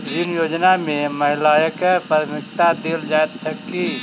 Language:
Maithili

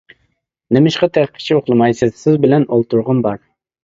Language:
Uyghur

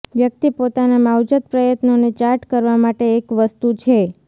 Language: Gujarati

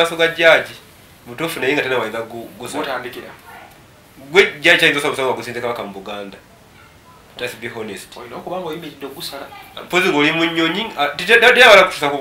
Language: Indonesian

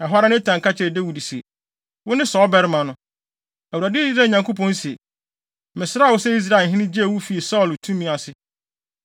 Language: Akan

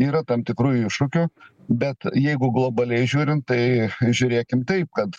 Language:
Lithuanian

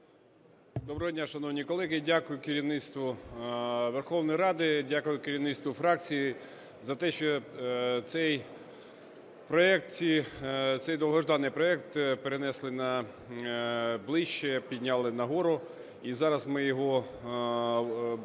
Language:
Ukrainian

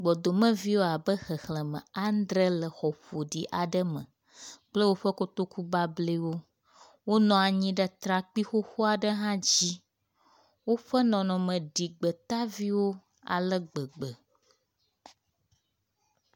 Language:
Ewe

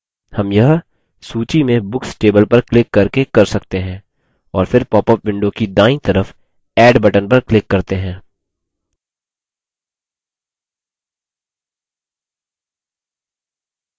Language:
Hindi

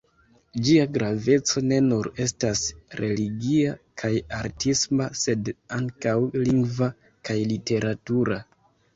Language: Esperanto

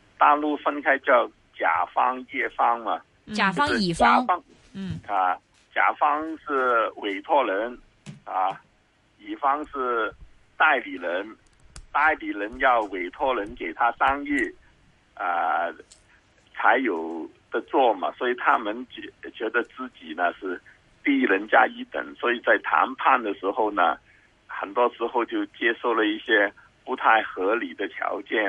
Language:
Chinese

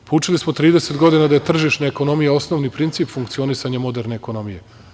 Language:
Serbian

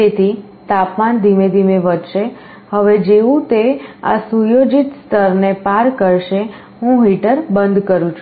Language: Gujarati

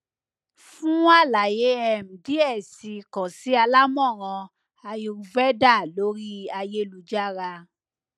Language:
Yoruba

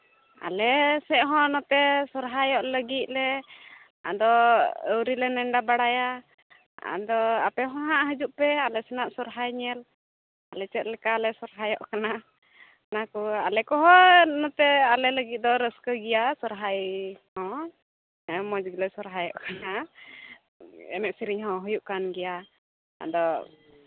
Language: Santali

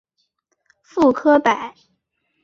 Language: Chinese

